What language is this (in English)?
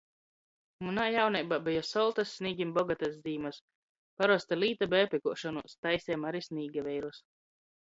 Latgalian